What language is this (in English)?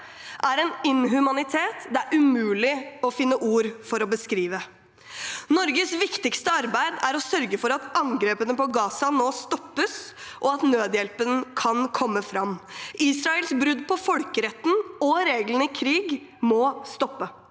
Norwegian